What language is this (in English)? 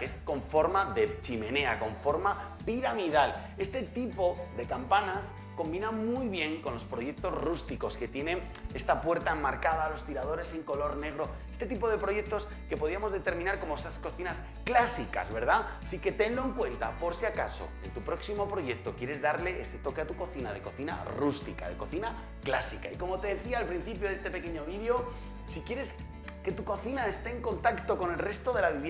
Spanish